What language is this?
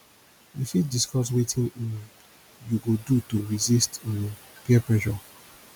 Nigerian Pidgin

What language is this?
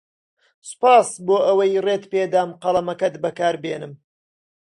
Central Kurdish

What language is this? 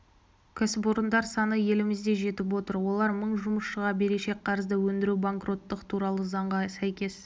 Kazakh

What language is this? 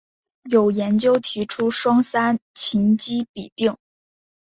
Chinese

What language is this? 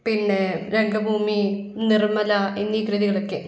Malayalam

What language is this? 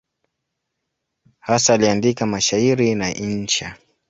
Swahili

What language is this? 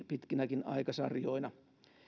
Finnish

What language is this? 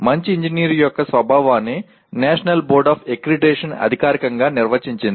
Telugu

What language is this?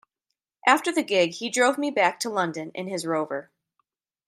English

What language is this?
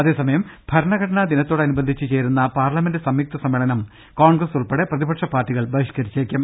Malayalam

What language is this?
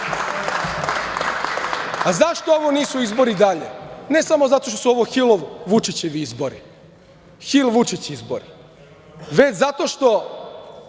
Serbian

